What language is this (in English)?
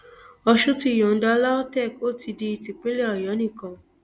Yoruba